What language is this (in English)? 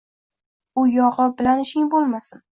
Uzbek